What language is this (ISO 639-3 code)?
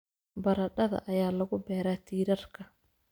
som